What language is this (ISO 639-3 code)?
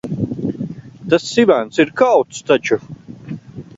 lav